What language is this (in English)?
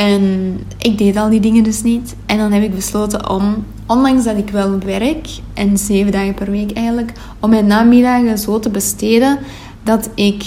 Dutch